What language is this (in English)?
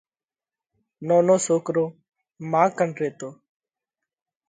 Parkari Koli